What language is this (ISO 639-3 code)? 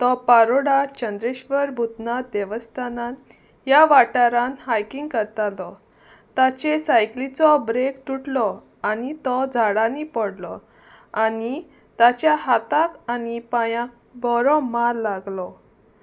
kok